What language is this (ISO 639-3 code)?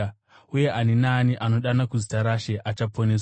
sna